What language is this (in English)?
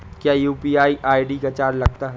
Hindi